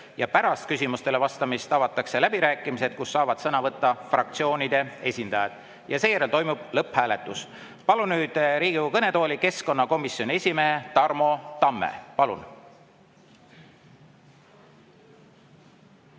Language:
Estonian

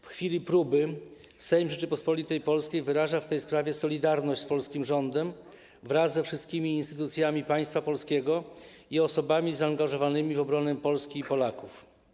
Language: Polish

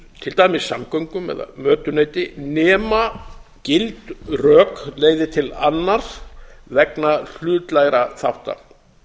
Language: Icelandic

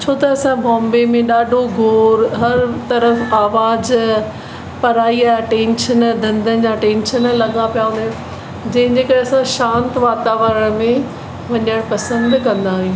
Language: Sindhi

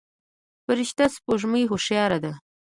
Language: Pashto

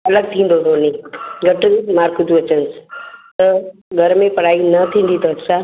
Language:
Sindhi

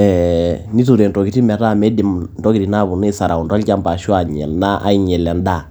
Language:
Masai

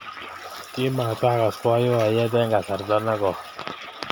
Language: Kalenjin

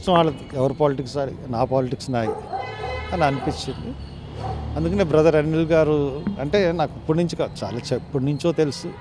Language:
Telugu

